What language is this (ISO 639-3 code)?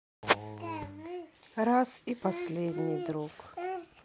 rus